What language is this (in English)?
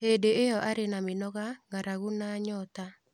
Kikuyu